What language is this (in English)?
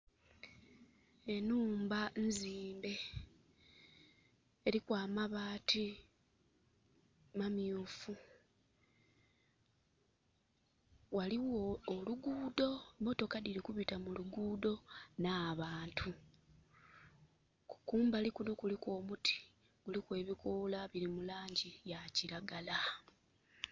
Soga